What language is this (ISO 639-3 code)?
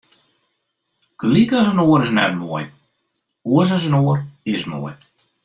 fry